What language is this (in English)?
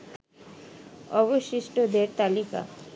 Bangla